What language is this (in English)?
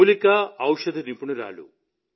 Telugu